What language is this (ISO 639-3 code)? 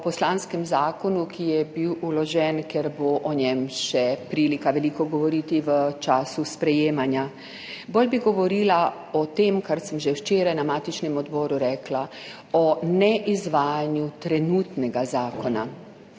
slv